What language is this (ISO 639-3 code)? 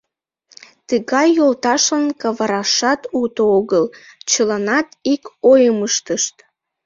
chm